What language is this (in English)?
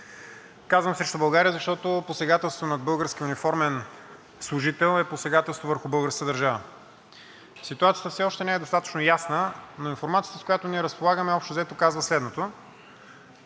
Bulgarian